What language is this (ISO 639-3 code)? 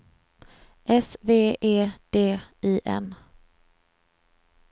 swe